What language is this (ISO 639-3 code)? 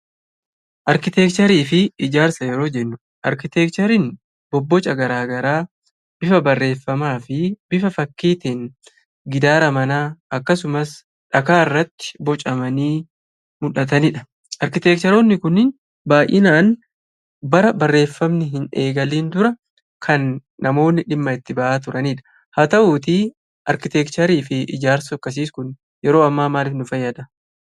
orm